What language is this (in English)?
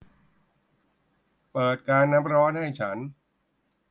Thai